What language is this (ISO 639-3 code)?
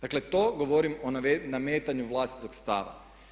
hrv